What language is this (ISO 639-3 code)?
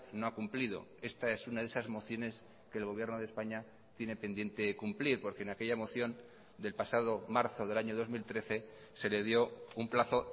spa